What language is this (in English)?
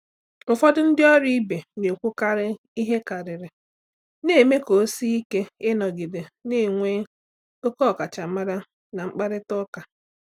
Igbo